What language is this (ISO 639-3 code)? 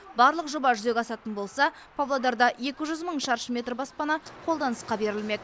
kaz